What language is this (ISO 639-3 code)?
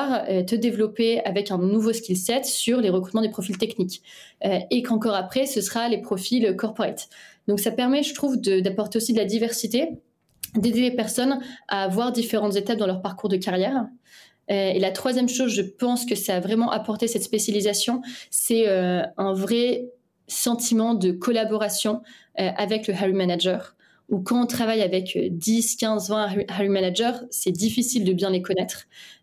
fra